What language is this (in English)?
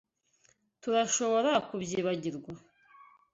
Kinyarwanda